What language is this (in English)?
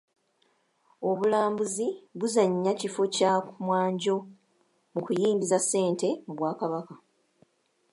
Ganda